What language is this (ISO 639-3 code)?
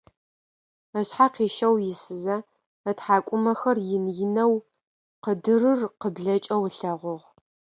ady